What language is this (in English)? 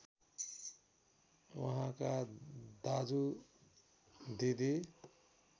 Nepali